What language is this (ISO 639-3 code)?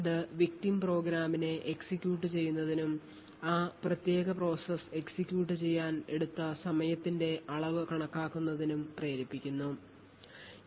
mal